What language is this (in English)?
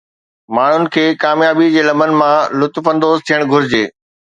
Sindhi